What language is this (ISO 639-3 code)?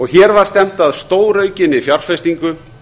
isl